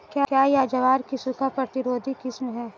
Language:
Hindi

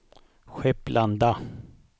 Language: Swedish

